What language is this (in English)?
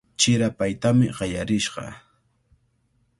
Cajatambo North Lima Quechua